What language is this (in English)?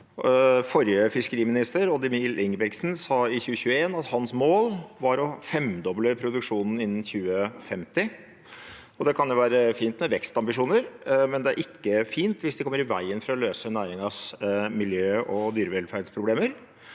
Norwegian